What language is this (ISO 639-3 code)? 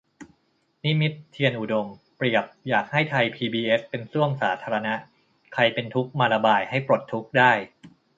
tha